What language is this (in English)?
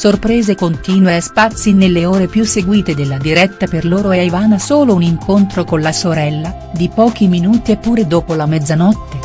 Italian